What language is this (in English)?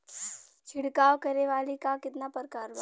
Bhojpuri